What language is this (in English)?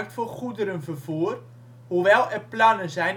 Dutch